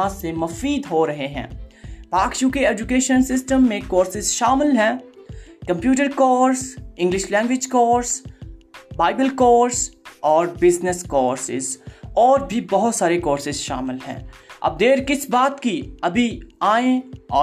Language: Urdu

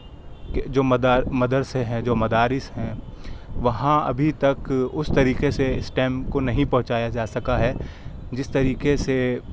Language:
Urdu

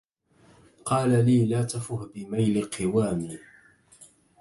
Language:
Arabic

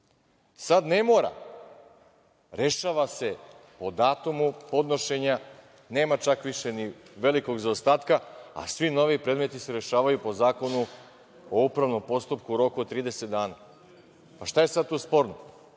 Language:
Serbian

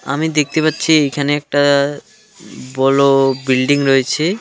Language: Bangla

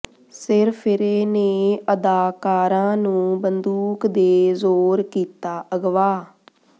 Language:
Punjabi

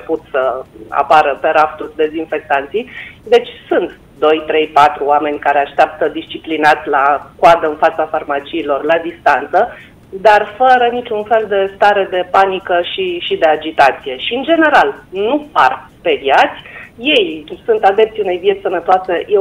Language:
Romanian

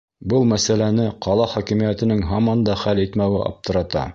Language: Bashkir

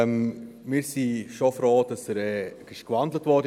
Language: Swiss German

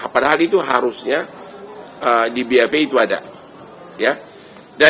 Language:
Indonesian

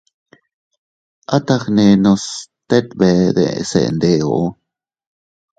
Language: Teutila Cuicatec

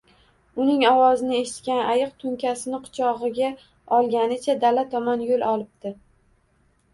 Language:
Uzbek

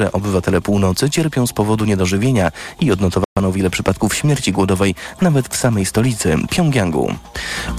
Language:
Polish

